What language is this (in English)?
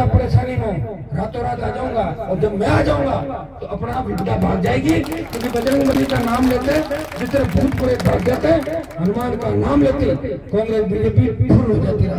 Hindi